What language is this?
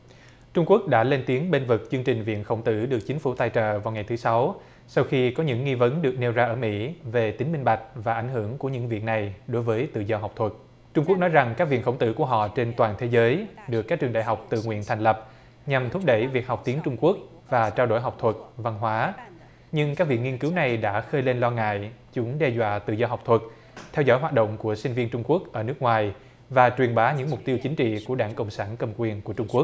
Vietnamese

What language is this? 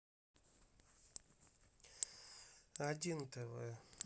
Russian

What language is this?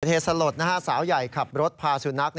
Thai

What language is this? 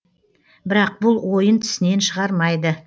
Kazakh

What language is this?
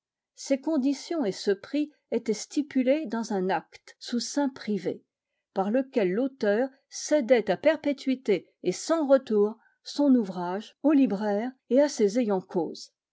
French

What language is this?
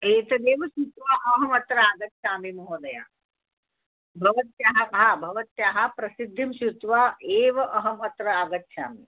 Sanskrit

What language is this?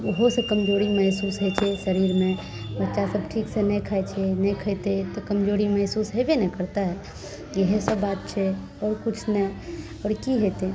Maithili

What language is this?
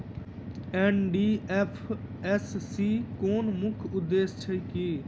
Maithili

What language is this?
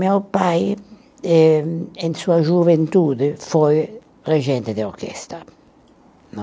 Portuguese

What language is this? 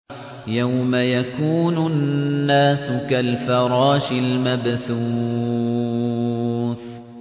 Arabic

